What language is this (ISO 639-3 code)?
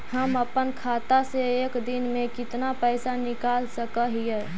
mag